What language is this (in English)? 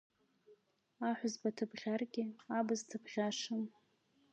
Abkhazian